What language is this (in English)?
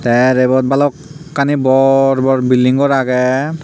Chakma